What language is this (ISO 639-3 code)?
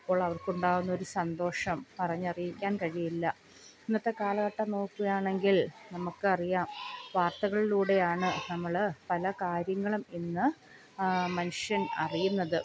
mal